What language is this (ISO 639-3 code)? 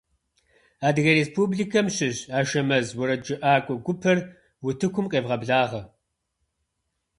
kbd